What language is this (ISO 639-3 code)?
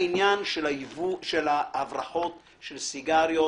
heb